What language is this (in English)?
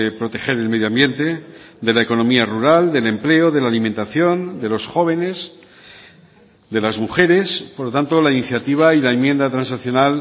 Spanish